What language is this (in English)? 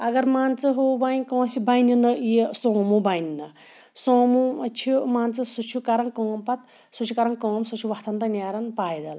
Kashmiri